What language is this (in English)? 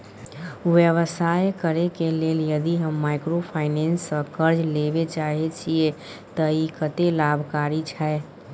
Maithili